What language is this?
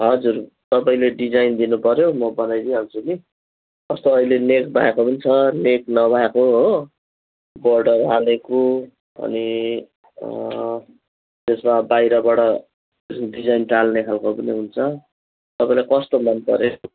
Nepali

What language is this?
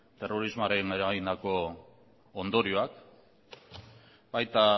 Basque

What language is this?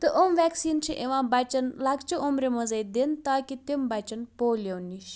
Kashmiri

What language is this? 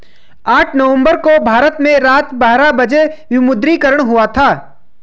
Hindi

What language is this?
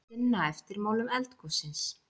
Icelandic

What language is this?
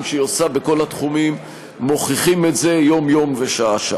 Hebrew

